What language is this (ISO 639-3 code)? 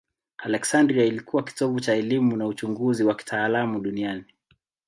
swa